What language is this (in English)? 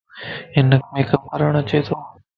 Lasi